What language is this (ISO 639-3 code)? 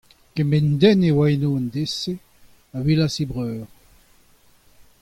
bre